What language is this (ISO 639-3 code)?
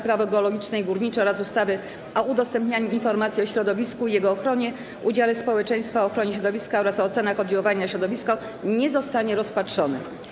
pol